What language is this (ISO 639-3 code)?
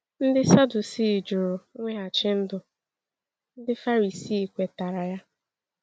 ibo